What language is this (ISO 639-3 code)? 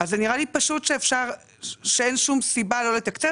heb